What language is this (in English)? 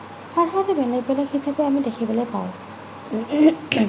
Assamese